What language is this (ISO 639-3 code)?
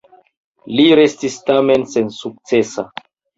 epo